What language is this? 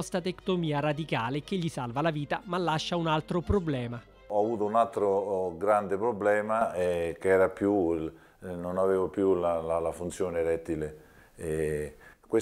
Italian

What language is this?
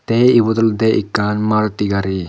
Chakma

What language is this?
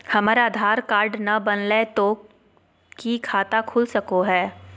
Magahi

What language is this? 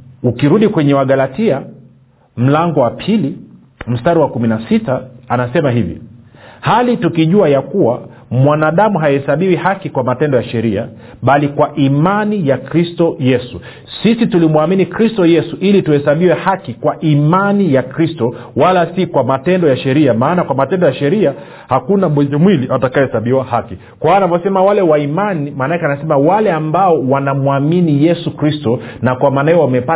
Swahili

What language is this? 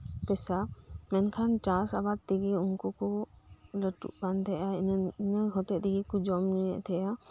Santali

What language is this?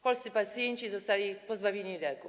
Polish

